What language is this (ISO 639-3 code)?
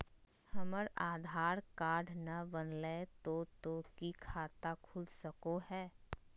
mag